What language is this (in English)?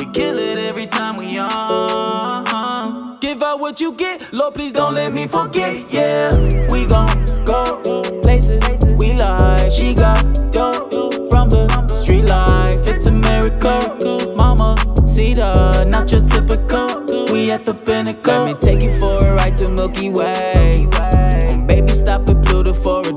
English